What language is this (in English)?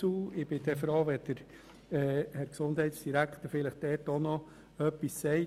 Swiss German